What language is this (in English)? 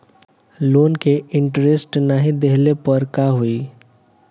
Bhojpuri